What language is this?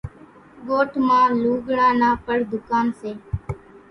Kachi Koli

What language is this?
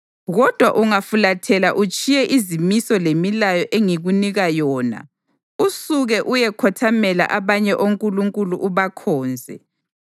North Ndebele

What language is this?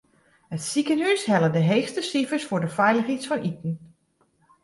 Western Frisian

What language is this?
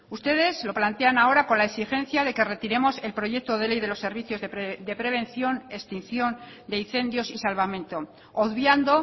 Spanish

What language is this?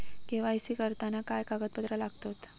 Marathi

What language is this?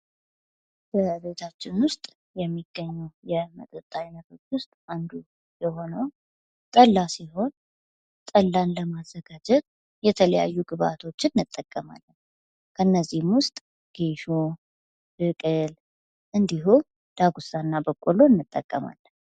Amharic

